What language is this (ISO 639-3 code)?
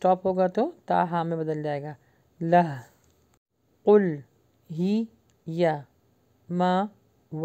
ara